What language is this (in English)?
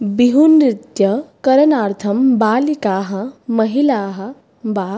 Sanskrit